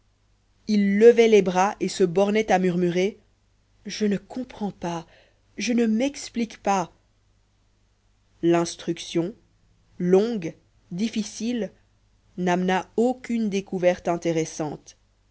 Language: French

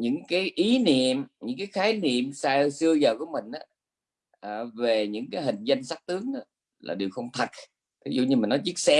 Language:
Vietnamese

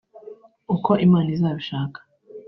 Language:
Kinyarwanda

